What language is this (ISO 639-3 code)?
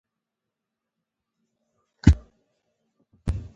pus